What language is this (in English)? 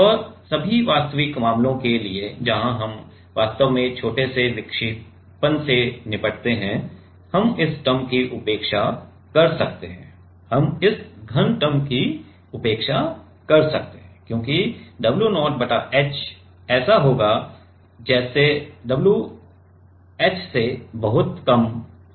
Hindi